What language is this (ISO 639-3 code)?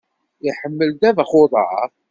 kab